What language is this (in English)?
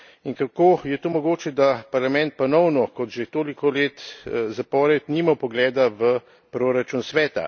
Slovenian